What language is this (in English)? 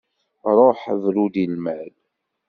Kabyle